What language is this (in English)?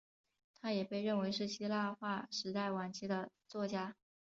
Chinese